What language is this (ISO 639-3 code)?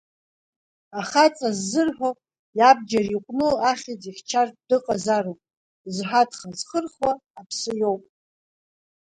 abk